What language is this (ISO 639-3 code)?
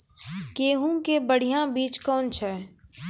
mai